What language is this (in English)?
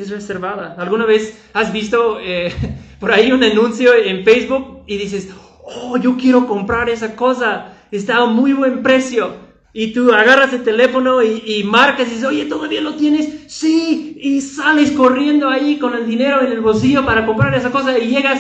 Spanish